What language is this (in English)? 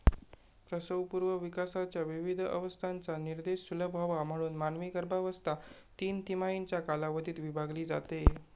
Marathi